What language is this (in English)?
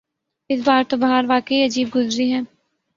Urdu